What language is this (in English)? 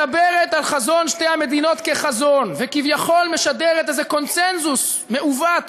Hebrew